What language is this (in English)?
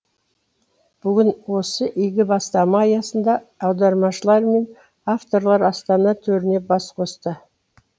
Kazakh